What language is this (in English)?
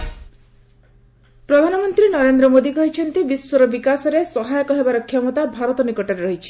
Odia